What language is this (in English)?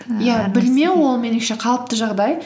Kazakh